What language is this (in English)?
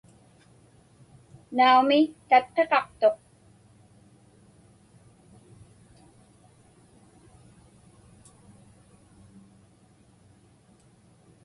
Inupiaq